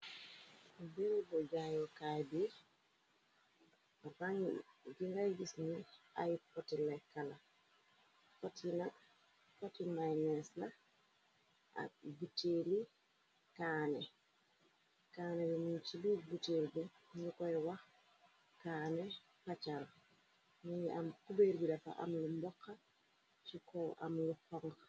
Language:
Wolof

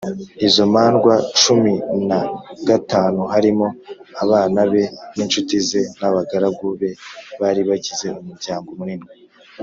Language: Kinyarwanda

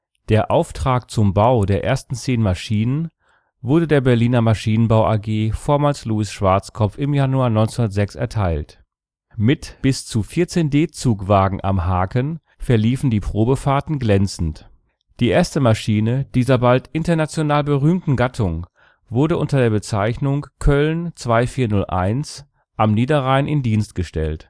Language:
German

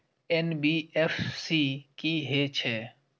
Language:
Maithili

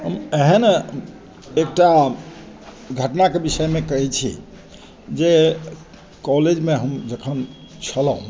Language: Maithili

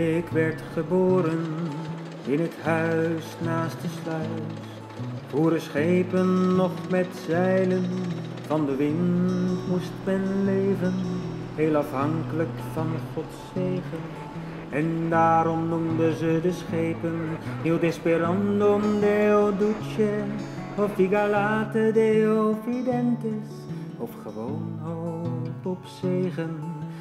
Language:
Dutch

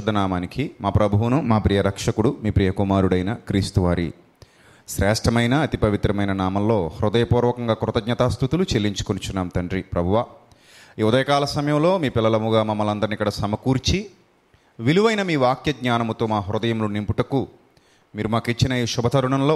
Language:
Telugu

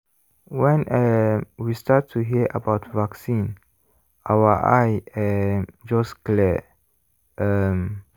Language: Nigerian Pidgin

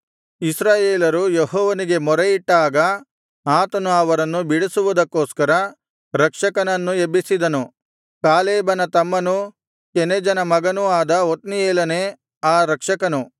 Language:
Kannada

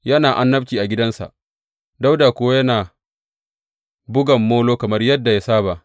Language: Hausa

